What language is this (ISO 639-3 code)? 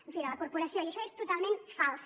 cat